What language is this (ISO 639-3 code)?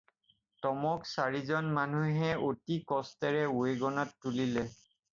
asm